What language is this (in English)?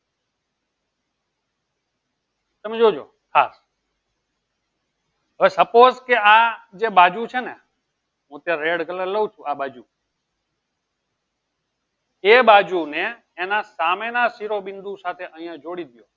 Gujarati